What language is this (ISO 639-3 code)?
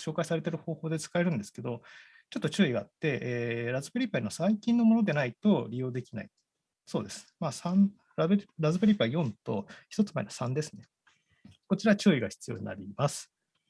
jpn